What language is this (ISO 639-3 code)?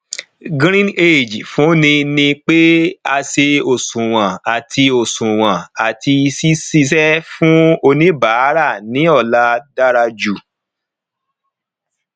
yor